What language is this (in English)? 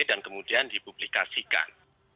Indonesian